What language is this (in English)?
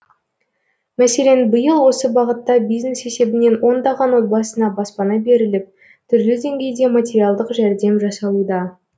Kazakh